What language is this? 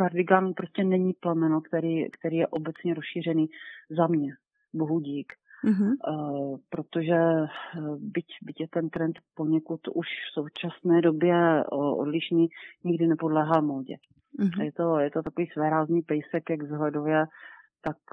Czech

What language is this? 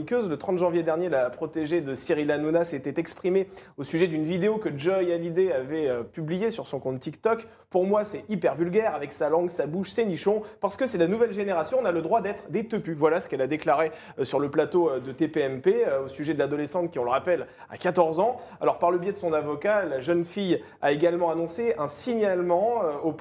French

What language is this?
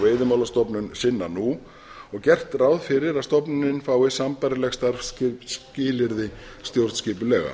Icelandic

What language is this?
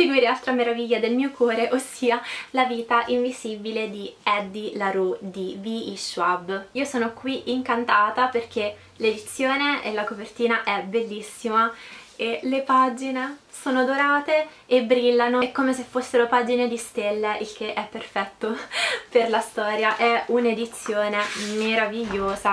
Italian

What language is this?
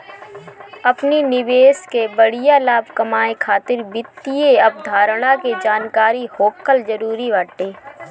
Bhojpuri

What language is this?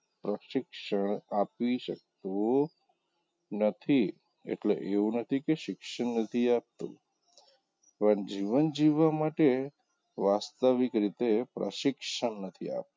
Gujarati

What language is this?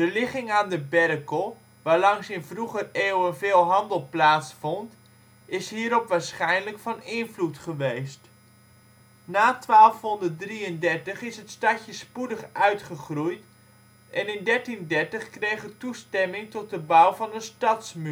Dutch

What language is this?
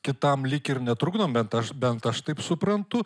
Lithuanian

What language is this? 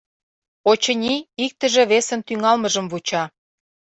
Mari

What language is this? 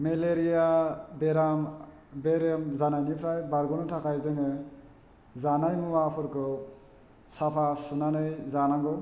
Bodo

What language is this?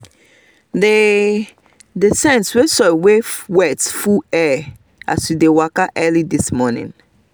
Nigerian Pidgin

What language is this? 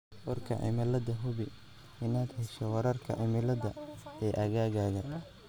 Somali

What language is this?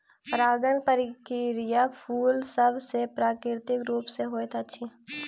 Maithili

